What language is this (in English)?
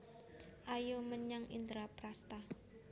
Javanese